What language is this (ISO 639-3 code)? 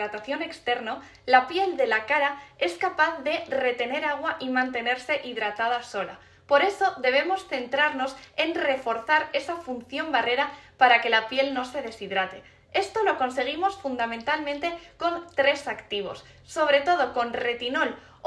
spa